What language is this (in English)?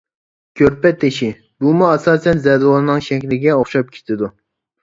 Uyghur